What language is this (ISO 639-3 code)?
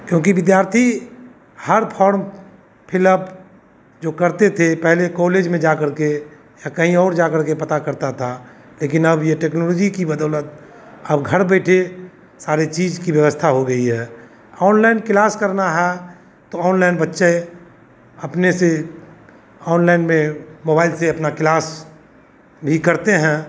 hin